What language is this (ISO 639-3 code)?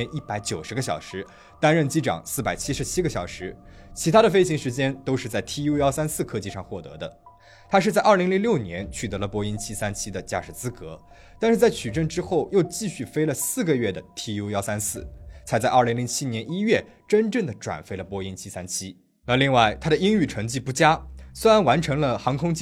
zho